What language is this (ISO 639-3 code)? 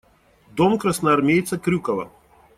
rus